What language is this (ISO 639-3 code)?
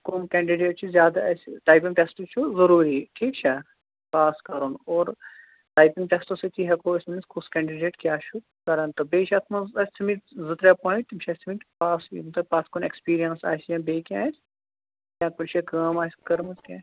kas